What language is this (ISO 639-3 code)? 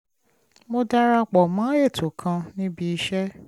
yor